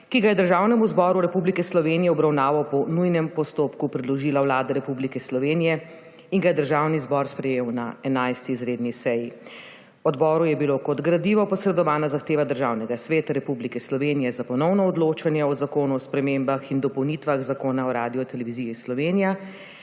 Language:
Slovenian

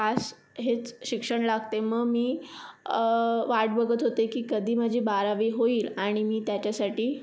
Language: Marathi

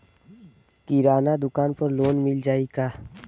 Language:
Bhojpuri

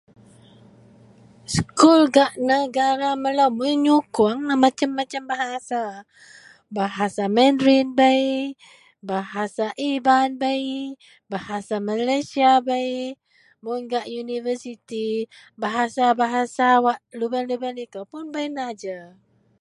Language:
Central Melanau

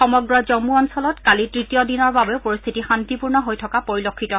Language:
Assamese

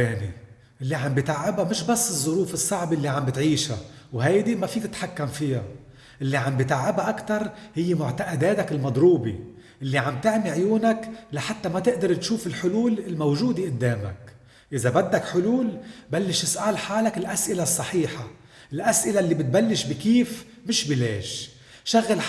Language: Arabic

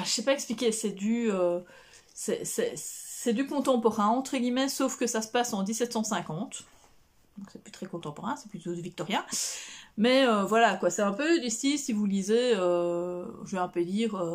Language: French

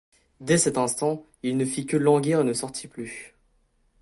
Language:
French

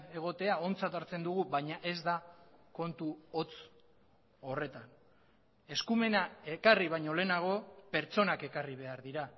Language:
Basque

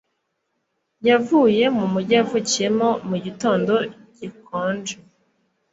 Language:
Kinyarwanda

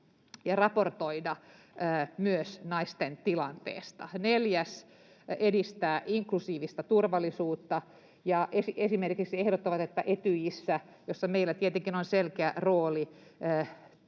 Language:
Finnish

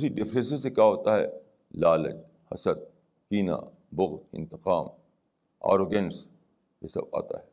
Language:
Urdu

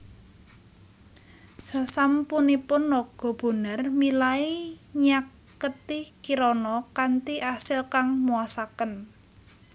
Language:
Javanese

